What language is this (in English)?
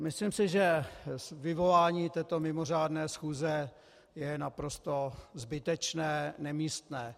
Czech